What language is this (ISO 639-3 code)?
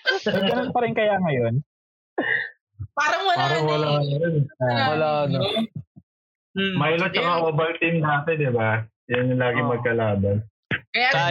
fil